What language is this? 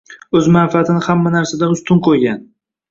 Uzbek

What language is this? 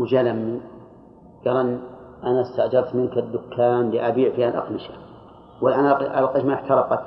Arabic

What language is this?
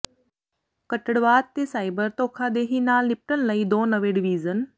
Punjabi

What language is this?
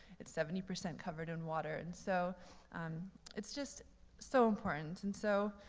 English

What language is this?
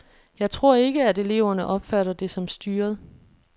Danish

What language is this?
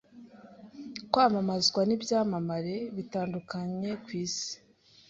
Kinyarwanda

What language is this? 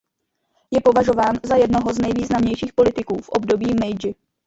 Czech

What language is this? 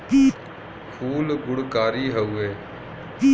Bhojpuri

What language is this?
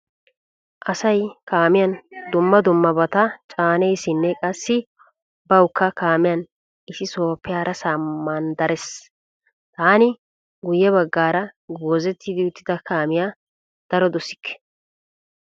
Wolaytta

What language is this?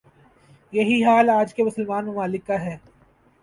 Urdu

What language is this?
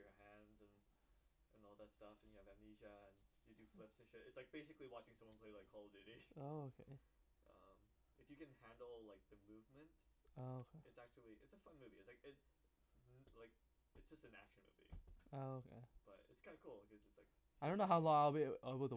English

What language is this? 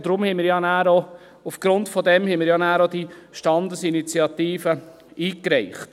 Swiss German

